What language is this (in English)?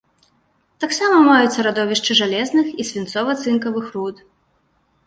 Belarusian